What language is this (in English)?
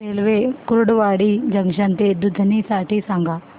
Marathi